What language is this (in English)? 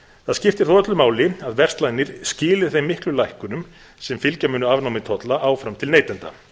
Icelandic